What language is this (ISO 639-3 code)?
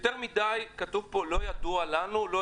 heb